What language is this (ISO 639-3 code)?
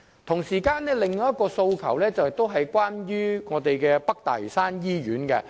yue